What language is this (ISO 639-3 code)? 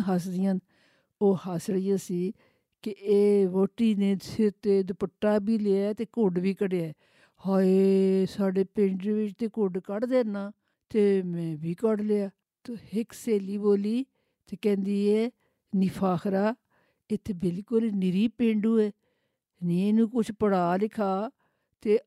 urd